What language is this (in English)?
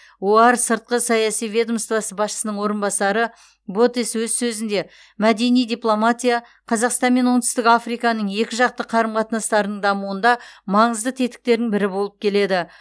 Kazakh